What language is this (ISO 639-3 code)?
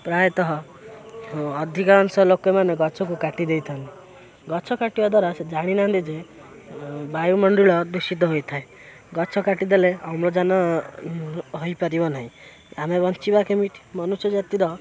ori